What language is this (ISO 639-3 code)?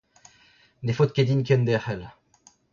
bre